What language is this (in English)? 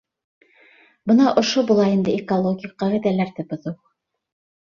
Bashkir